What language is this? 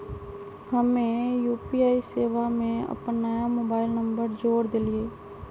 Magahi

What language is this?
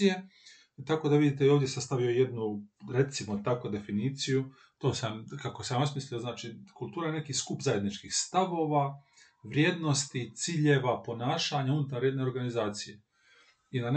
Croatian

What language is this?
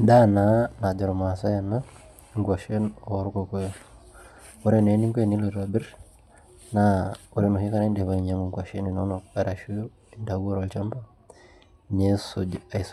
Masai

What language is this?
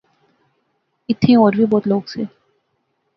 Pahari-Potwari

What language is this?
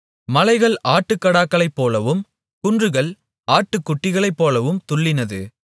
Tamil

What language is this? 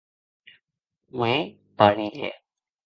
Occitan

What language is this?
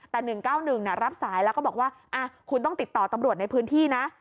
Thai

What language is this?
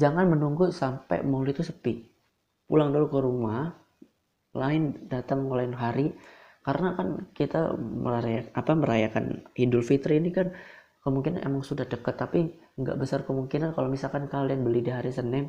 Indonesian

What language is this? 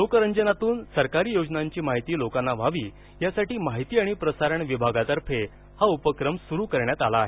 Marathi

